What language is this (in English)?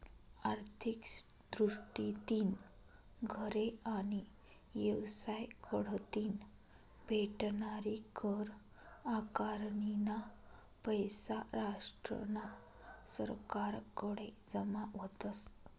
Marathi